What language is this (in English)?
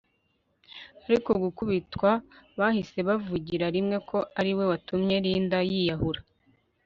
Kinyarwanda